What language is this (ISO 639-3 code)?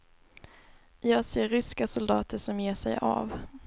swe